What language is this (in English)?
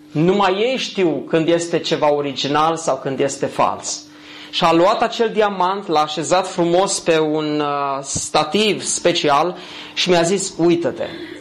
Romanian